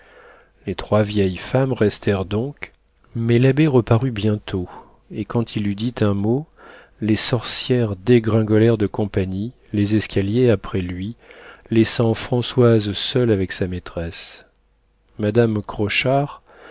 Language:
French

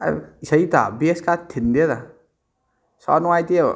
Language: Manipuri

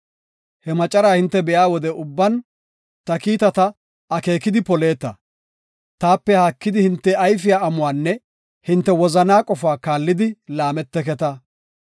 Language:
Gofa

